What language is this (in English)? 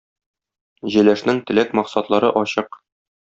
Tatar